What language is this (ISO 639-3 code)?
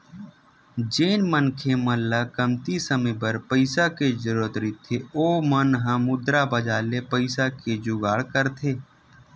hne